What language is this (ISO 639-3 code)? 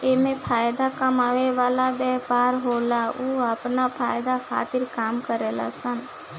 bho